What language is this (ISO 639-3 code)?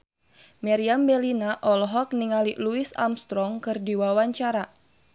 sun